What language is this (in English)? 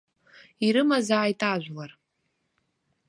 Abkhazian